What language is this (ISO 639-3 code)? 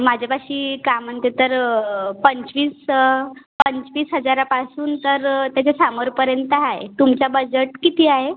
mar